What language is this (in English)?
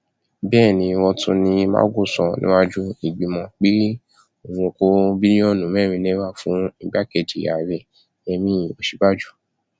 Yoruba